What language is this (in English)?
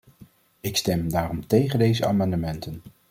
Dutch